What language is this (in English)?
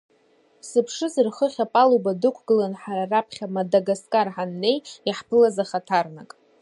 Abkhazian